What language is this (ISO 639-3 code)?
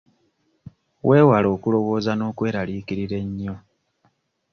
lug